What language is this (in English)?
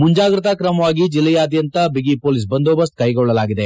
Kannada